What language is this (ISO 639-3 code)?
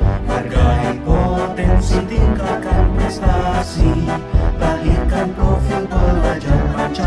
ind